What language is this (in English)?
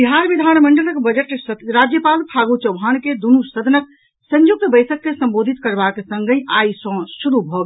Maithili